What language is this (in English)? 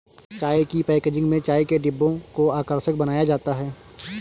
Hindi